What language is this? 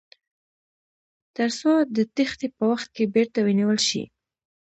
Pashto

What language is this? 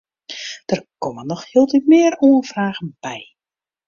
Western Frisian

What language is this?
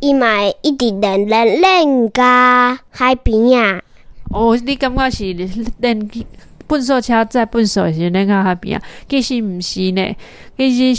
Chinese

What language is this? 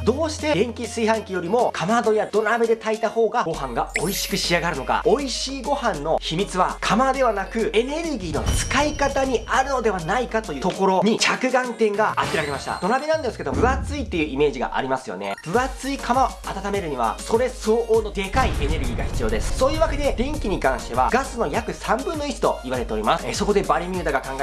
Japanese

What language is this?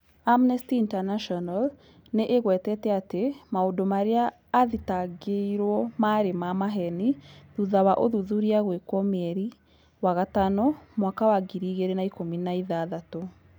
Kikuyu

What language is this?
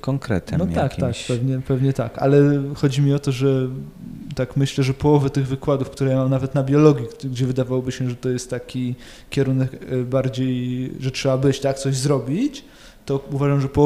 Polish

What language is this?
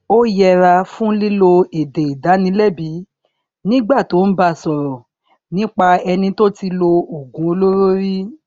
Yoruba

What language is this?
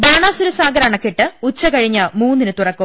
Malayalam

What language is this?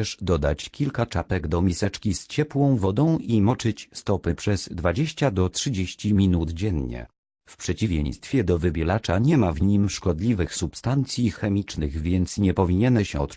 Polish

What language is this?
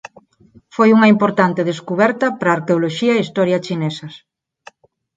Galician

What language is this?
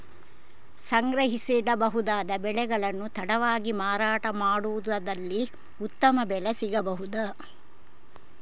Kannada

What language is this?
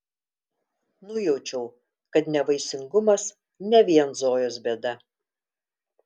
Lithuanian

